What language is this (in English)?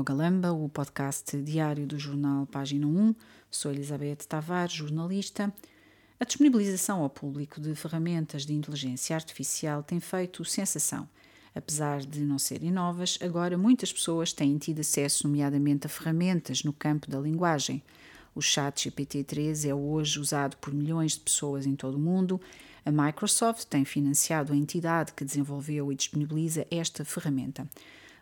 Portuguese